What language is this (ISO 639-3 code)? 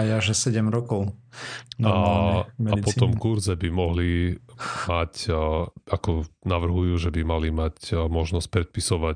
slk